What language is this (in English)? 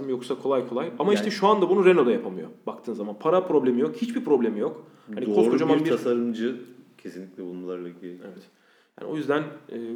Turkish